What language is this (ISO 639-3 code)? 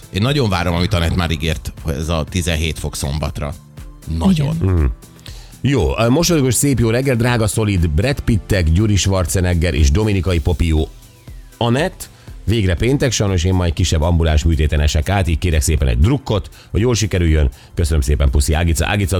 hun